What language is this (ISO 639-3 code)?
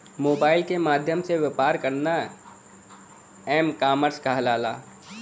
bho